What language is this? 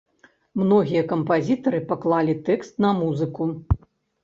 Belarusian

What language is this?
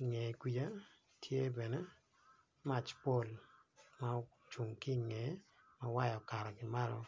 Acoli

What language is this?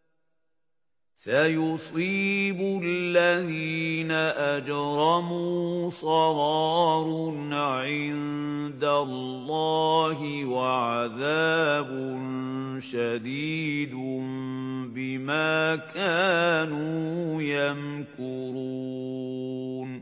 Arabic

